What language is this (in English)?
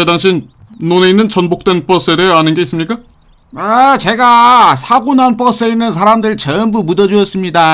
Korean